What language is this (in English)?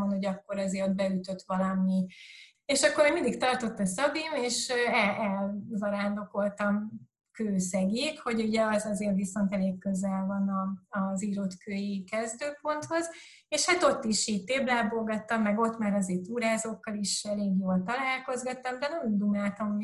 Hungarian